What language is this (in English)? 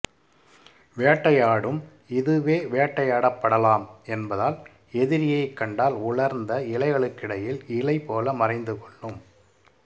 Tamil